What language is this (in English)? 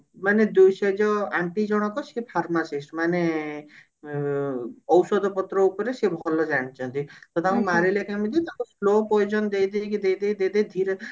Odia